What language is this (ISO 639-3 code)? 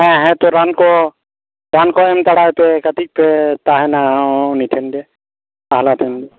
sat